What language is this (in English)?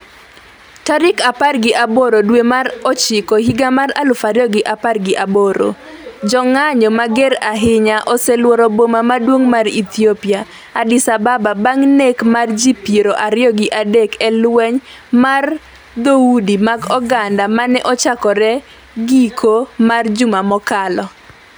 Luo (Kenya and Tanzania)